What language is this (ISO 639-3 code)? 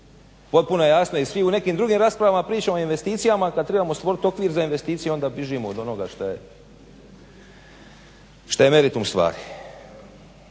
hrv